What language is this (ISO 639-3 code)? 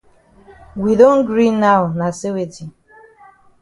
wes